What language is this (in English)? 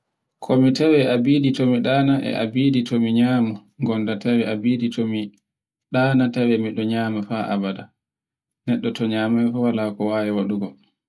Borgu Fulfulde